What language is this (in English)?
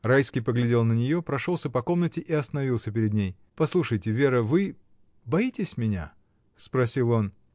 Russian